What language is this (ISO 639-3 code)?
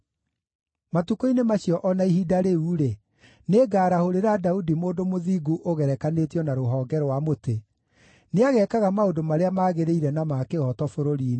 kik